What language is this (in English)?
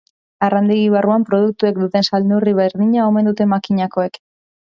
Basque